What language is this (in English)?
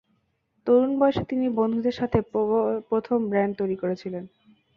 Bangla